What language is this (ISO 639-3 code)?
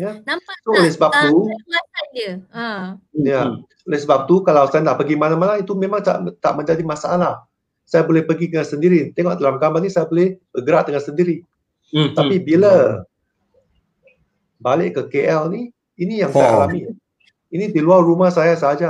msa